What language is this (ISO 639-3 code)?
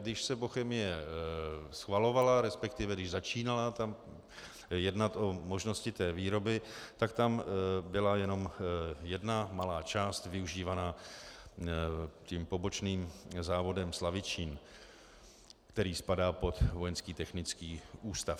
ces